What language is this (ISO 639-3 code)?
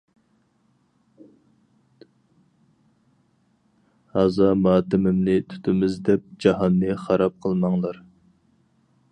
uig